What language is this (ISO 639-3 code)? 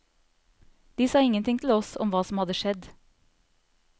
nor